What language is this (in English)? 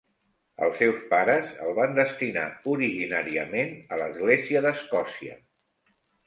Catalan